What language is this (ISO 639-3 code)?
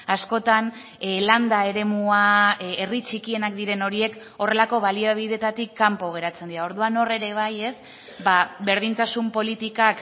eus